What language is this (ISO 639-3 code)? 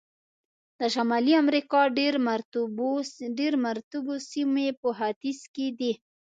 pus